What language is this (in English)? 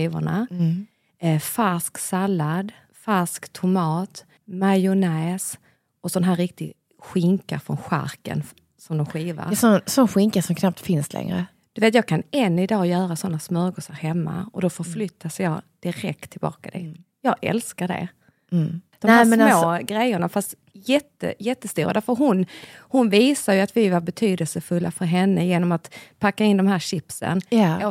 Swedish